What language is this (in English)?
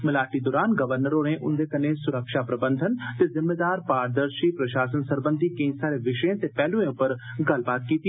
Dogri